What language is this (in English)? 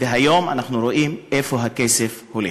Hebrew